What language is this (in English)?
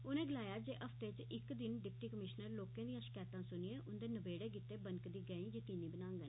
Dogri